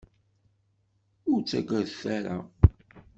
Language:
Kabyle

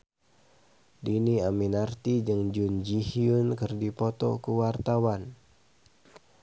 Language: Sundanese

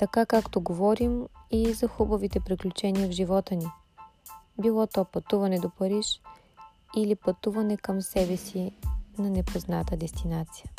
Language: Bulgarian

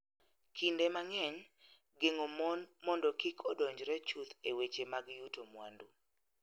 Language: Luo (Kenya and Tanzania)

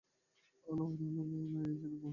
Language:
Bangla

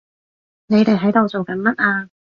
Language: Cantonese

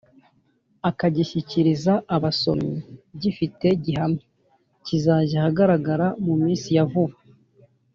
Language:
Kinyarwanda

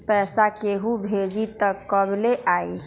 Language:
Magahi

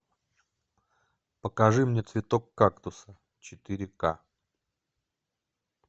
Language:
Russian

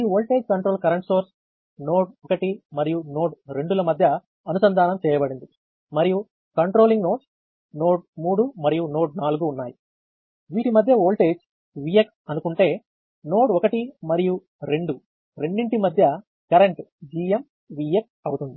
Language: Telugu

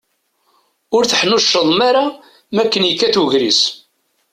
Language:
Kabyle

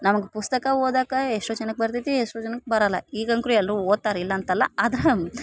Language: Kannada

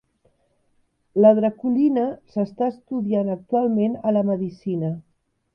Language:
Catalan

